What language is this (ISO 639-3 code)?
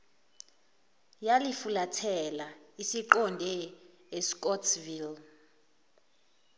zul